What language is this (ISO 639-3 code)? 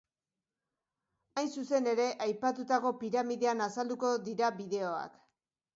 eus